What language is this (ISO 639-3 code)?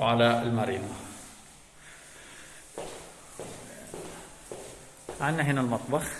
ara